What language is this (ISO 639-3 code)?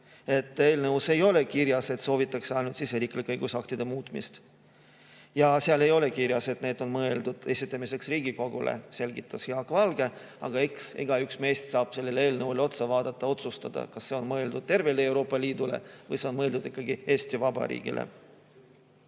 est